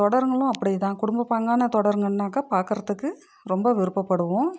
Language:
Tamil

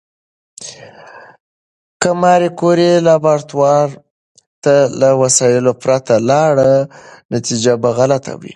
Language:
Pashto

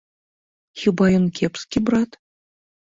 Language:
Belarusian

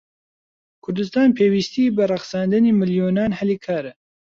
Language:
Central Kurdish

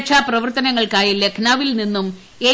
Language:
Malayalam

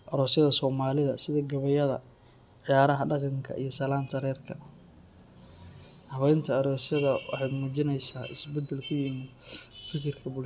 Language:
Somali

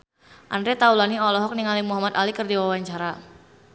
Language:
Sundanese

